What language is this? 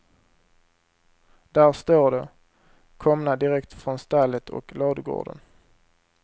Swedish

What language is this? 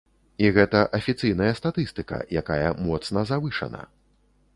Belarusian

